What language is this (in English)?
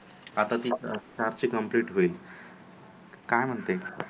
Marathi